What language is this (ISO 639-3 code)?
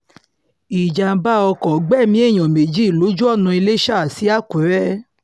yor